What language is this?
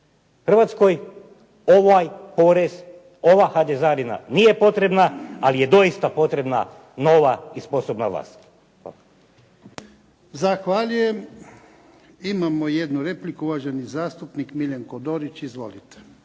Croatian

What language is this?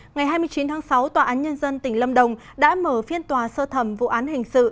Vietnamese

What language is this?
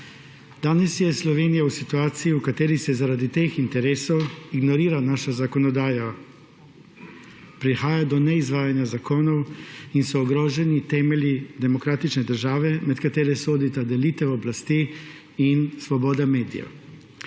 Slovenian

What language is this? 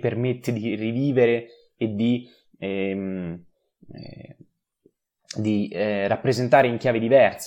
Italian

